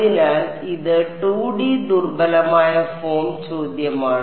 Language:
Malayalam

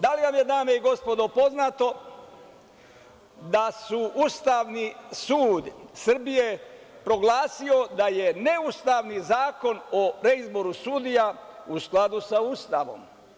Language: Serbian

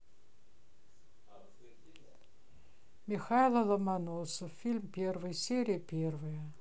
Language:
Russian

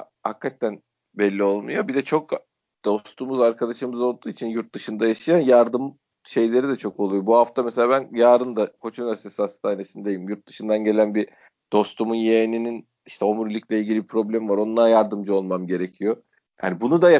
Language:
Turkish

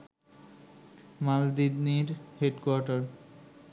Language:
Bangla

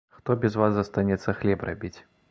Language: Belarusian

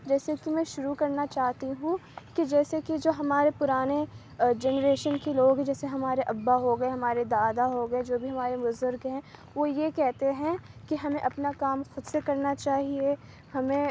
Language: Urdu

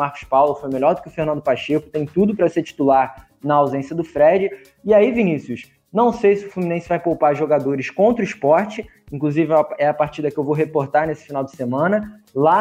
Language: Portuguese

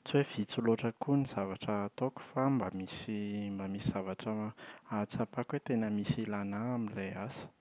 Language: Malagasy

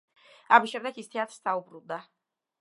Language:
Georgian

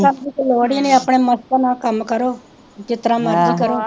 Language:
Punjabi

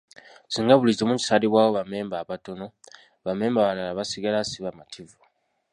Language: Ganda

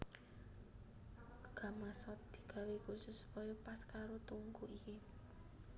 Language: Javanese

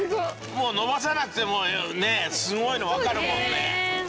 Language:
Japanese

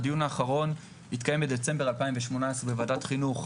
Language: Hebrew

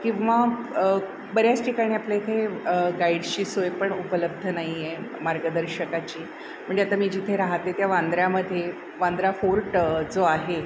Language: Marathi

